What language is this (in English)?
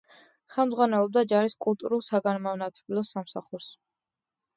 Georgian